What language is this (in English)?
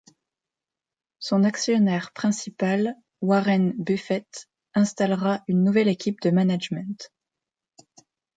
French